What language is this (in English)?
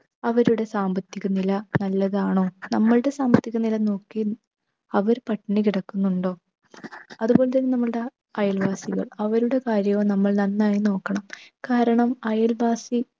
Malayalam